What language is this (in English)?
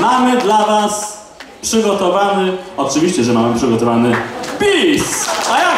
Polish